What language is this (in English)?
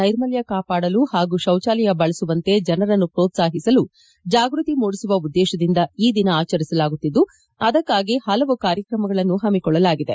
Kannada